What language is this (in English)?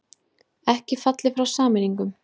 Icelandic